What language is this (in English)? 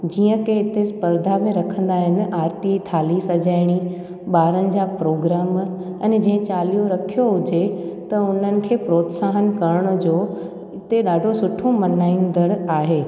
Sindhi